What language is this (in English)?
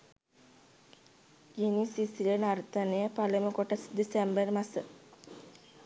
Sinhala